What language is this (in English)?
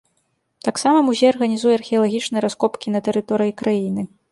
Belarusian